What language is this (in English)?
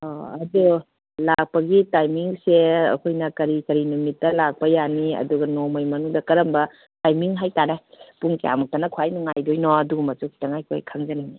Manipuri